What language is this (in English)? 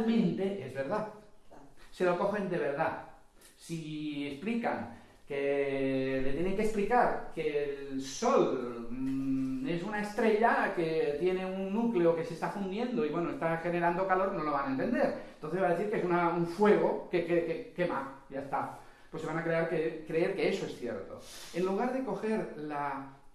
Spanish